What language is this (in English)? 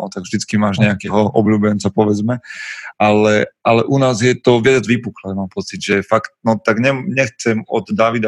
Slovak